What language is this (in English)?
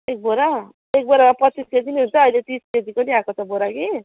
Nepali